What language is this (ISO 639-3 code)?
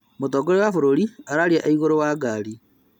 kik